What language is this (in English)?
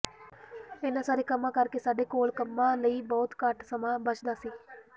Punjabi